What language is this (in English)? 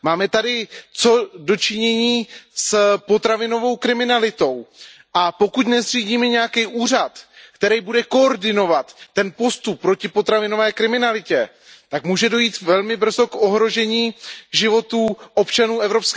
Czech